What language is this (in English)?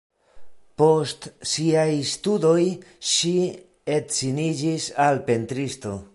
Esperanto